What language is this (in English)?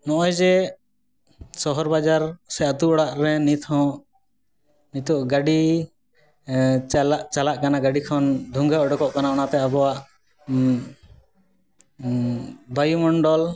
Santali